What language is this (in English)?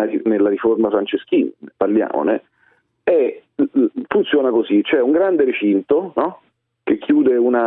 Italian